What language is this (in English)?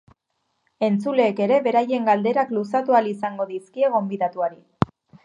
Basque